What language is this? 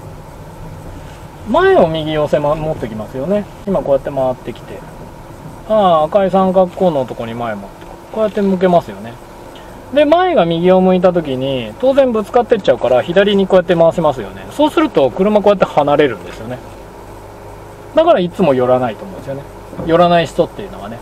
Japanese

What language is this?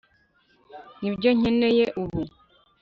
Kinyarwanda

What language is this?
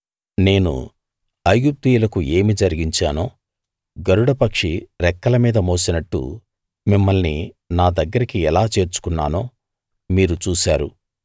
Telugu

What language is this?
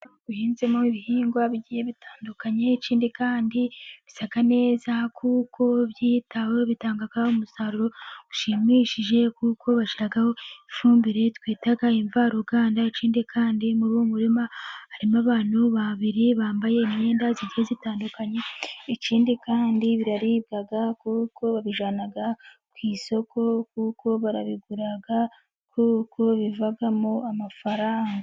Kinyarwanda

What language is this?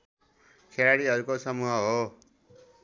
Nepali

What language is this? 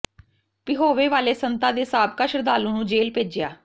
Punjabi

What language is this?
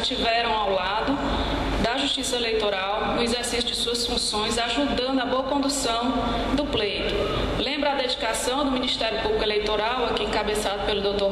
Portuguese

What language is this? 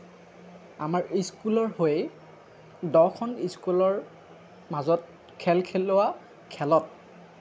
Assamese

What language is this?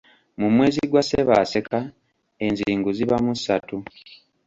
Ganda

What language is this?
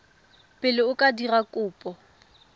Tswana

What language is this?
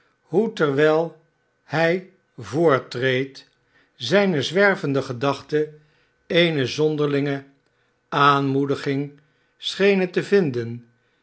Dutch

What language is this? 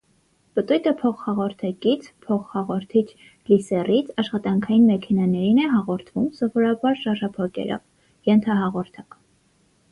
Armenian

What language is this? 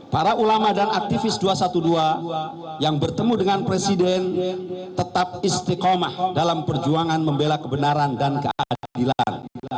Indonesian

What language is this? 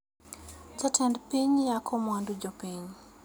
Luo (Kenya and Tanzania)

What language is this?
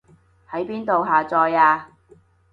Cantonese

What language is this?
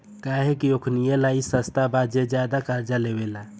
Bhojpuri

